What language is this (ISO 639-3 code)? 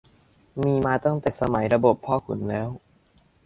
tha